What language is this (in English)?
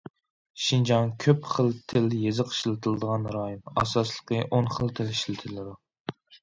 Uyghur